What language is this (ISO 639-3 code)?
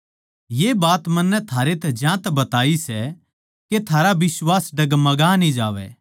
bgc